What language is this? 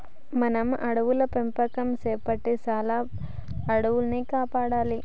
Telugu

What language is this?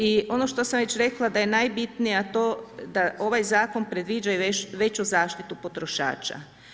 Croatian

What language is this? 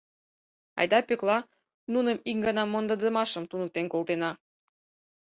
Mari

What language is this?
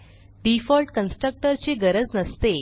Marathi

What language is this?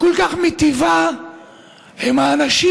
Hebrew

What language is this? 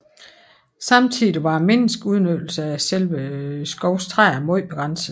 Danish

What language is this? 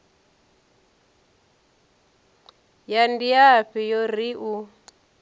Venda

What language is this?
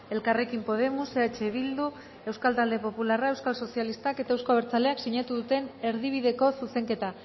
Basque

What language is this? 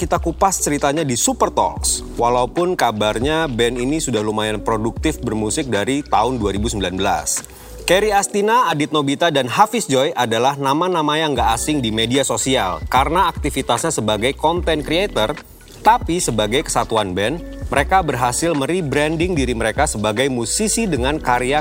Indonesian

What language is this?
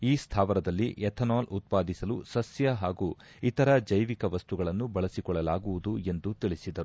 Kannada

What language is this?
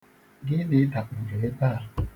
Igbo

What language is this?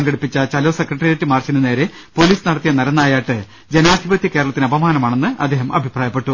Malayalam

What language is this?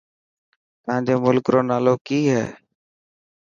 Dhatki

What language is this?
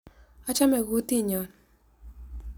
Kalenjin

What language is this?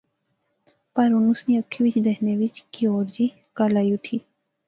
Pahari-Potwari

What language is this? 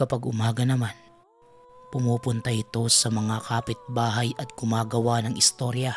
Filipino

